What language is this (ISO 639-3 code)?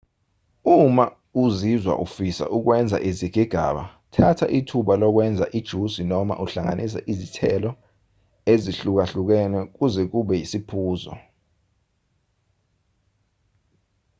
zul